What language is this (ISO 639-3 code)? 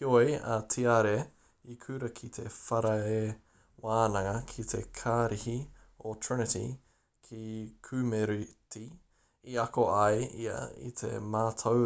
mri